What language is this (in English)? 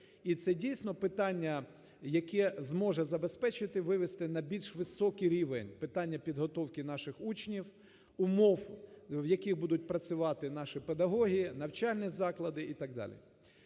Ukrainian